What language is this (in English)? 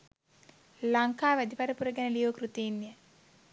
Sinhala